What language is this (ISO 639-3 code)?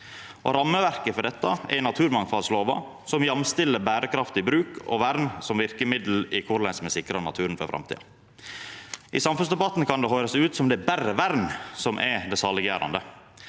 nor